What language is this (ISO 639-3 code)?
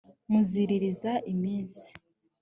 kin